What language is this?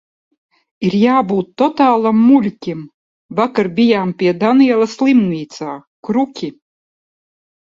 Latvian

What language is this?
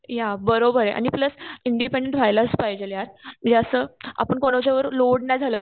Marathi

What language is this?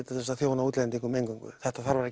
Icelandic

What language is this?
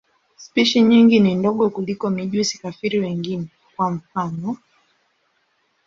Swahili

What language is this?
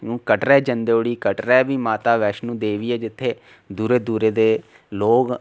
Dogri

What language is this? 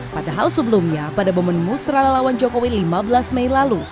Indonesian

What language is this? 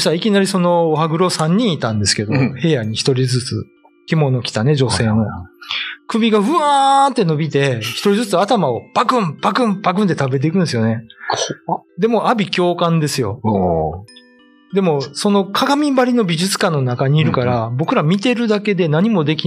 Japanese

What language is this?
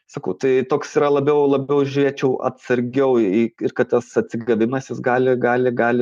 Lithuanian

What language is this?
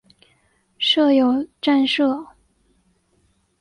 Chinese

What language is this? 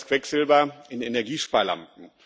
German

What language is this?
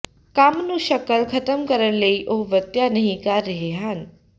Punjabi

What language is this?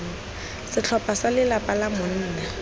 Tswana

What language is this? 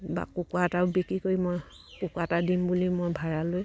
Assamese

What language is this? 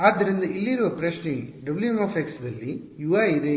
Kannada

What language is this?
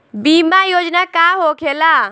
Bhojpuri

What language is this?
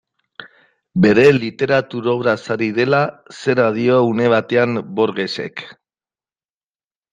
Basque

